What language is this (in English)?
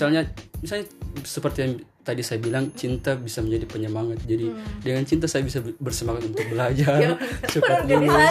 Indonesian